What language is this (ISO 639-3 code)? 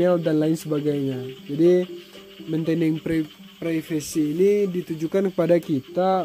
ind